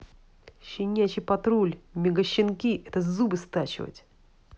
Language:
Russian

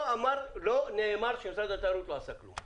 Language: Hebrew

